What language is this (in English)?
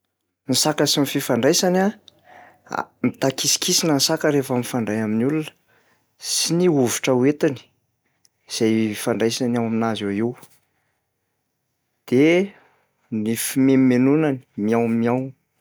Malagasy